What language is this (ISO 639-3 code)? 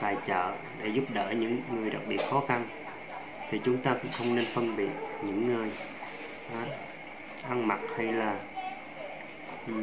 vie